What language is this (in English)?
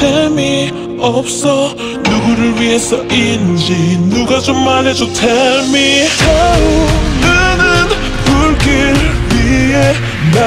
Polish